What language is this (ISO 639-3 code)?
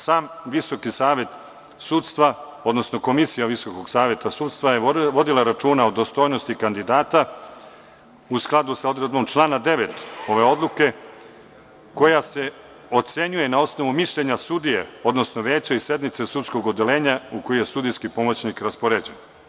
srp